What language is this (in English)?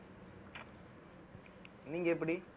Tamil